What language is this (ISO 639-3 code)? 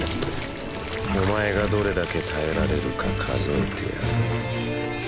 jpn